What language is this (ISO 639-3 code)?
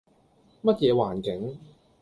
yue